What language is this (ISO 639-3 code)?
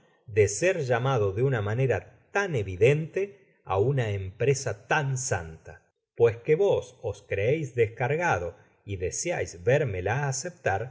spa